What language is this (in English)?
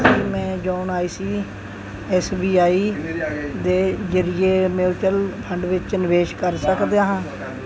Punjabi